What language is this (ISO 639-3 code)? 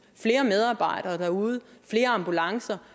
dan